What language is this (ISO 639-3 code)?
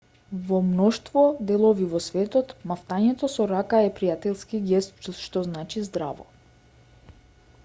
mkd